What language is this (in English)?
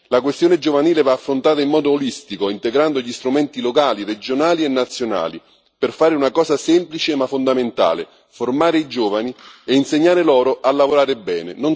Italian